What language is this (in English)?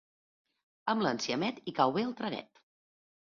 Catalan